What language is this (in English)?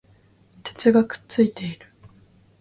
Japanese